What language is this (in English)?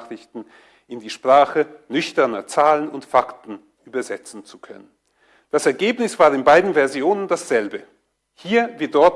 German